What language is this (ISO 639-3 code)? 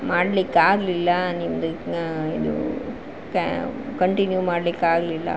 kan